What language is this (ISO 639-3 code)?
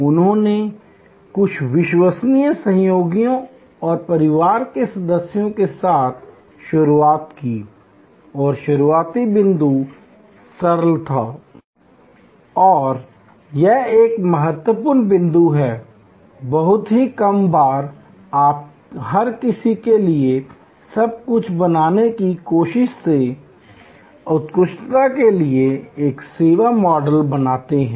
hin